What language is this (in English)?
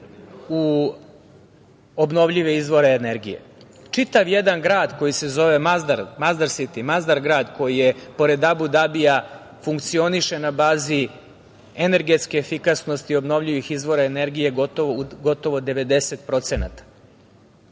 Serbian